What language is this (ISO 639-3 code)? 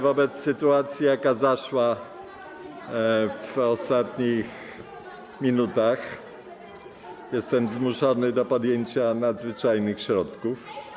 pol